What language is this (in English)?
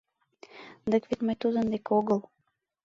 Mari